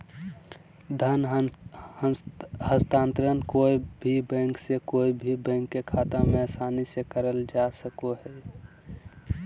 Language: Magahi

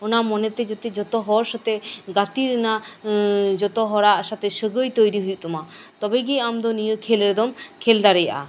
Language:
Santali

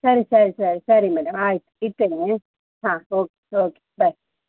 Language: Kannada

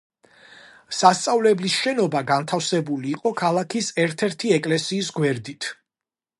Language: Georgian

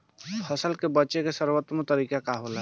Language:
Bhojpuri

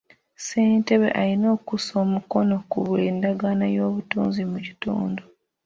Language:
Ganda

